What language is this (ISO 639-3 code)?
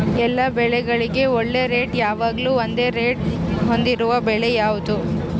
kan